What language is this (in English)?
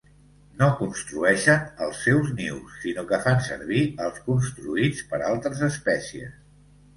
Catalan